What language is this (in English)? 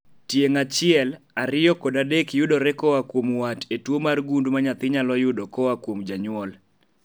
Luo (Kenya and Tanzania)